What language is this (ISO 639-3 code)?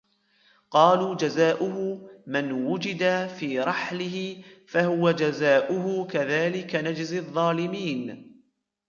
ara